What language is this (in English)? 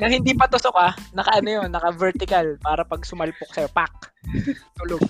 Filipino